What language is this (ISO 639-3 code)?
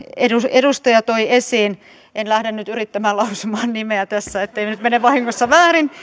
fin